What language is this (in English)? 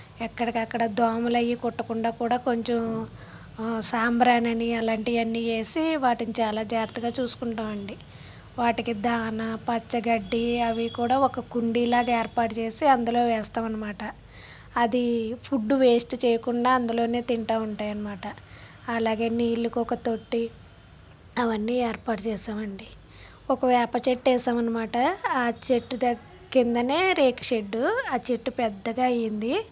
Telugu